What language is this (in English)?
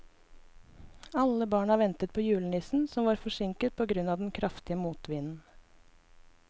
Norwegian